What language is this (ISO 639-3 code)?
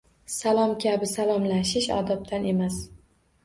uzb